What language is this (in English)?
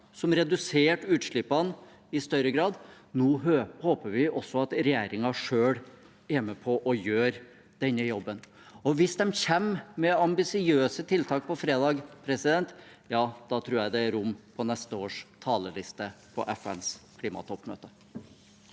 Norwegian